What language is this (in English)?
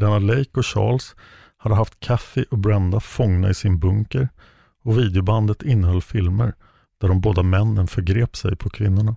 Swedish